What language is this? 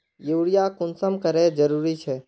Magahi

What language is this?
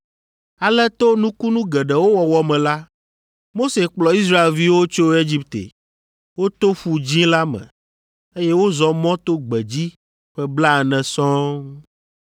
Ewe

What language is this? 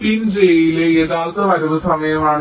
Malayalam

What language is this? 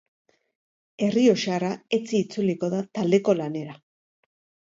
Basque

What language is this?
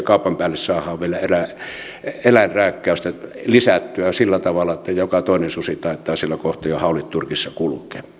Finnish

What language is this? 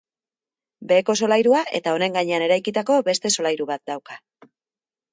Basque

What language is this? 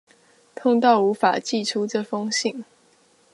Chinese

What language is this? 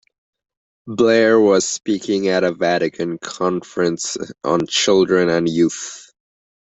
English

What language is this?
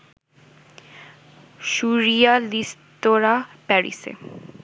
Bangla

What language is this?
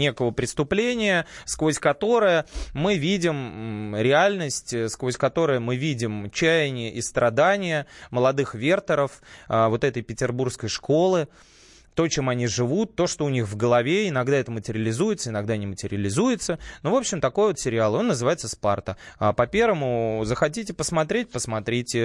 Russian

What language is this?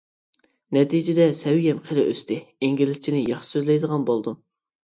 Uyghur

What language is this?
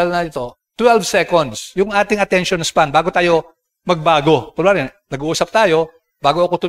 Filipino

